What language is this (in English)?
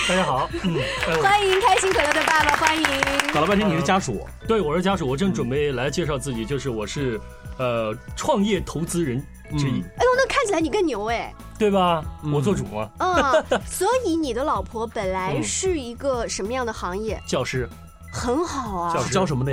Chinese